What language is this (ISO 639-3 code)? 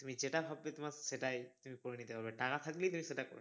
ben